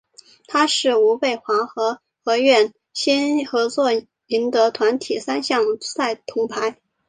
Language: Chinese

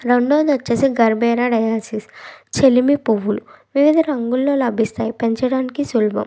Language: Telugu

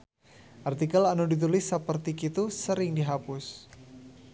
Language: Sundanese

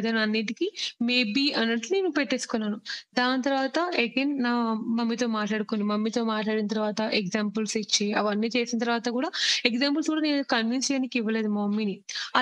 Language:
Telugu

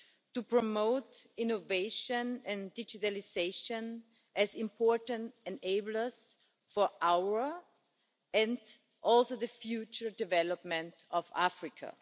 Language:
English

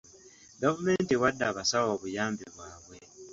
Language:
Ganda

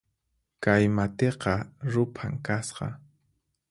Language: Puno Quechua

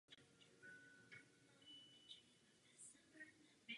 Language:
Czech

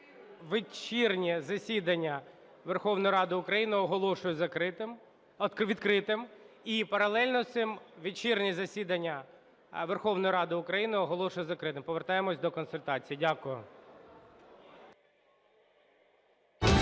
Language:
Ukrainian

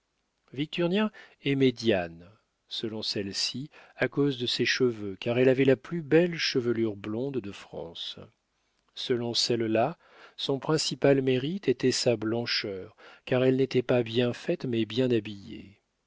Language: French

